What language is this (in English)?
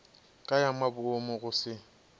Northern Sotho